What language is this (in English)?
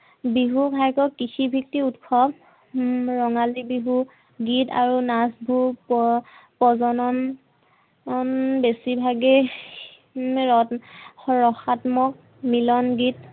Assamese